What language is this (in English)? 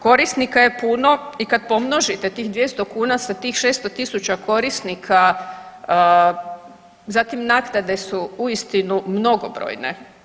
Croatian